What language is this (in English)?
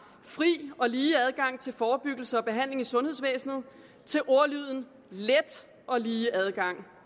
Danish